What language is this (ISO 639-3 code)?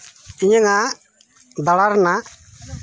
sat